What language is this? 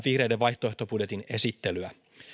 Finnish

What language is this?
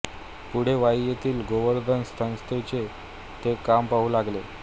Marathi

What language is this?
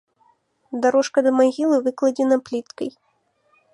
Belarusian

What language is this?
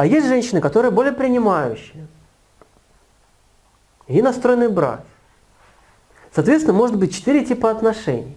Russian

